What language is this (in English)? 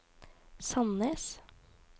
Norwegian